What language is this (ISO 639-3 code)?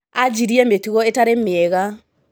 kik